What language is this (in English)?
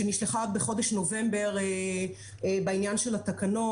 Hebrew